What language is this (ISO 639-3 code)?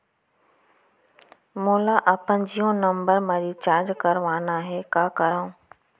hne